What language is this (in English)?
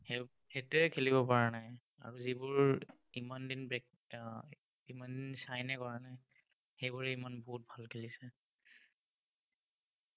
Assamese